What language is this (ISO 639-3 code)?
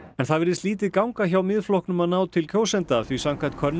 isl